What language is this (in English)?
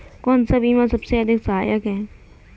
Hindi